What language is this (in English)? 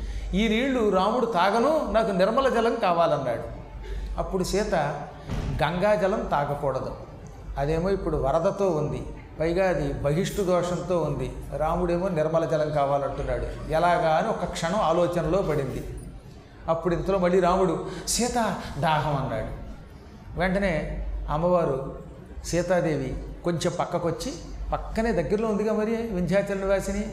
Telugu